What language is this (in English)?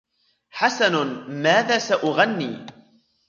Arabic